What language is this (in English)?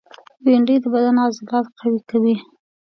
Pashto